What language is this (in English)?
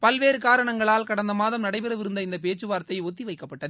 Tamil